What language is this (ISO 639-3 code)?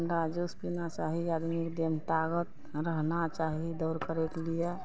mai